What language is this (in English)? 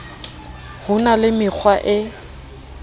Southern Sotho